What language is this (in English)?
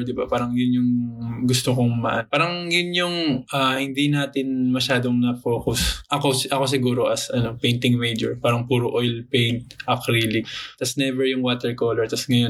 Filipino